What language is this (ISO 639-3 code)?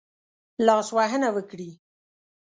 pus